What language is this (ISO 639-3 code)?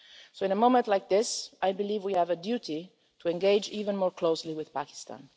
eng